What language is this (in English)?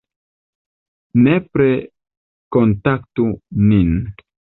Esperanto